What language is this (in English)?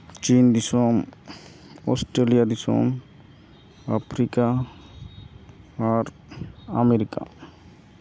Santali